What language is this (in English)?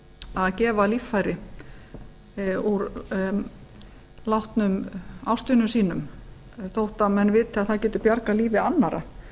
Icelandic